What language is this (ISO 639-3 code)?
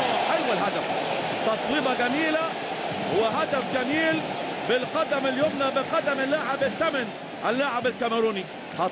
ara